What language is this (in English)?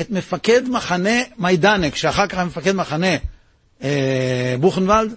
Hebrew